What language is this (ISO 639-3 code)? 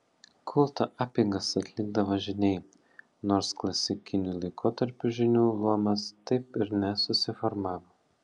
lit